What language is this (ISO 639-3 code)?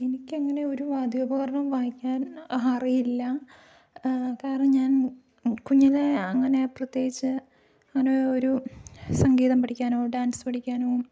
mal